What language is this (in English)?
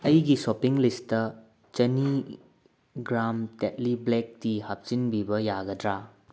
Manipuri